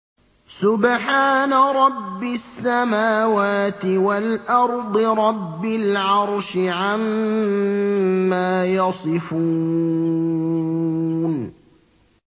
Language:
Arabic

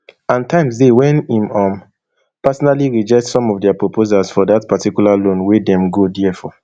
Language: Nigerian Pidgin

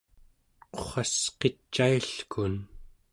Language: Central Yupik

